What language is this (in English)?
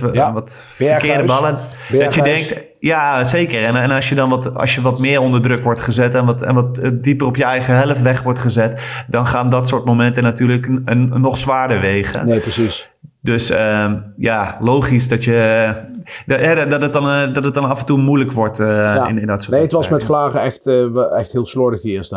Dutch